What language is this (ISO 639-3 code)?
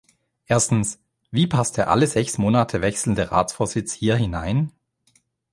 deu